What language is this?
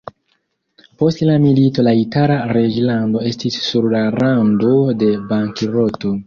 Esperanto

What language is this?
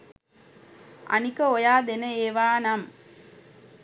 Sinhala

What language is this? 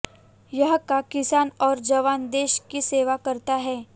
Hindi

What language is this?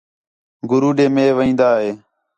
Khetrani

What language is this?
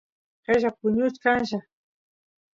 Santiago del Estero Quichua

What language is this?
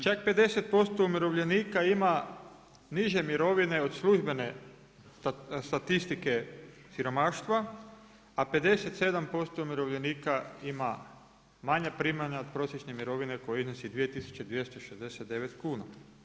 Croatian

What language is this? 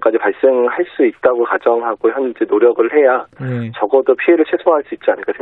Korean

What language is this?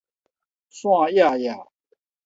Min Nan Chinese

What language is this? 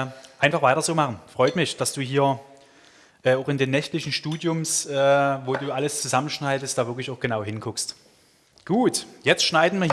German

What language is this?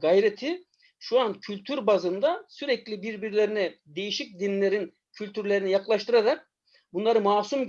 Turkish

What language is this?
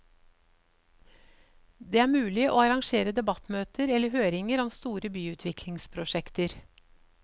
Norwegian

